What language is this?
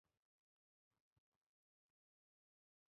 Indonesian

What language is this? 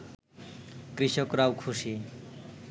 Bangla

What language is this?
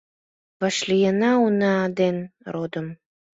Mari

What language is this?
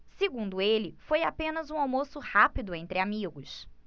Portuguese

